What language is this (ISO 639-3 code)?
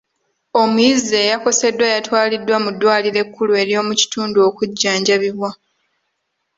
lug